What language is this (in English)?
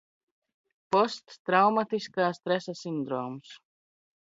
Latvian